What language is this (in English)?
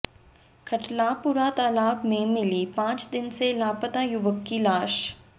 Hindi